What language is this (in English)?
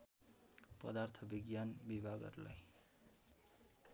Nepali